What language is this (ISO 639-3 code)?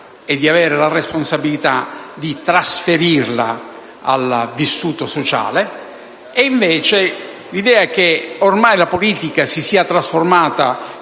ita